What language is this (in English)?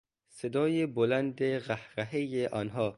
Persian